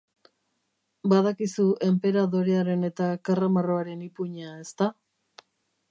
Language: Basque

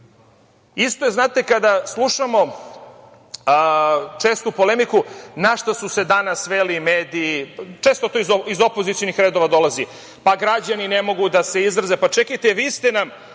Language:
Serbian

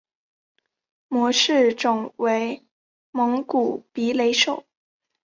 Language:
Chinese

